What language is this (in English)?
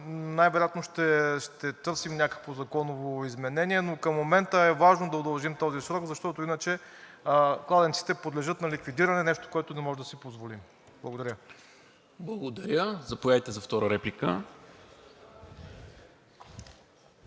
Bulgarian